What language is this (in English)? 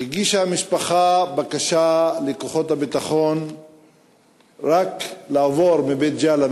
Hebrew